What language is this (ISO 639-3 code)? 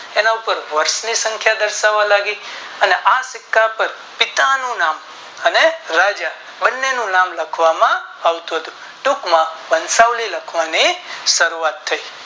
guj